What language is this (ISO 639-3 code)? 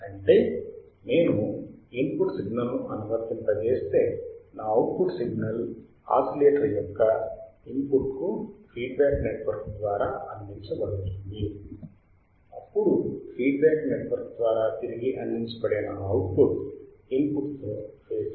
tel